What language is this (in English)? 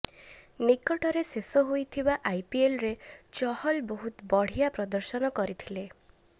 Odia